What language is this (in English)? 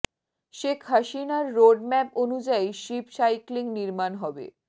Bangla